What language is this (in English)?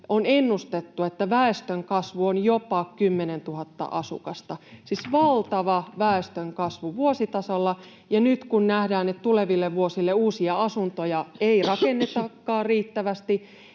Finnish